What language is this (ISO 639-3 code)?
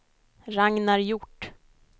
swe